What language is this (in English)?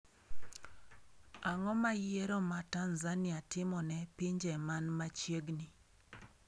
Luo (Kenya and Tanzania)